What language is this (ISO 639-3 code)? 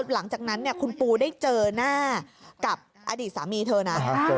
tha